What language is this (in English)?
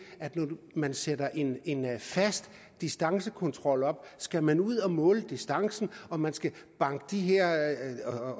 Danish